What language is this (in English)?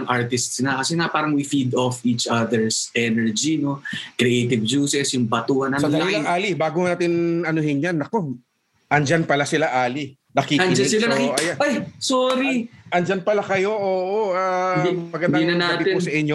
Filipino